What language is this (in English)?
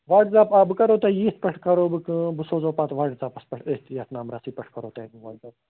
Kashmiri